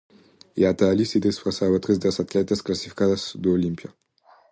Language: Galician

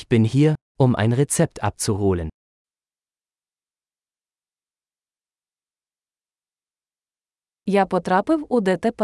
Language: Ukrainian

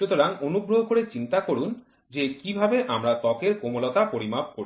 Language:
Bangla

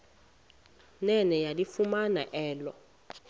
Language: Xhosa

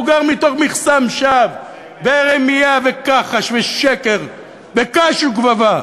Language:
Hebrew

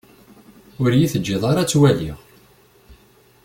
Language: Kabyle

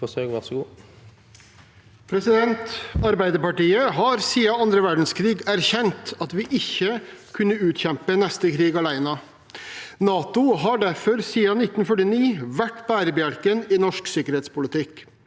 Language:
Norwegian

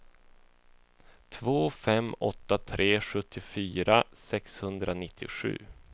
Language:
Swedish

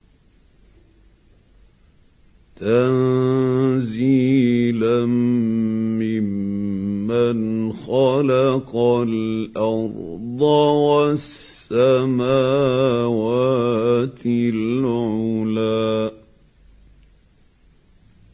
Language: Arabic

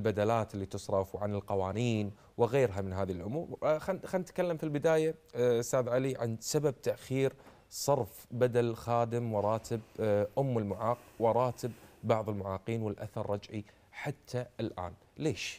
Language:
Arabic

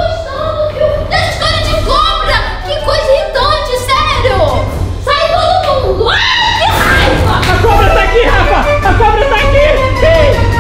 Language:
Portuguese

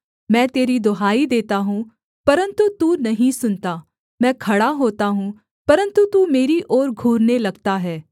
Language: Hindi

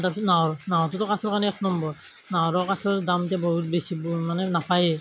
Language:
Assamese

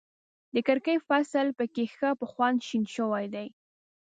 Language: Pashto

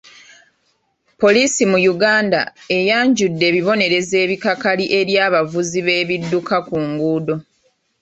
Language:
Ganda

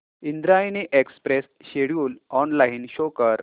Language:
Marathi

